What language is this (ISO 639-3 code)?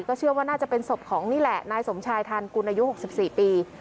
tha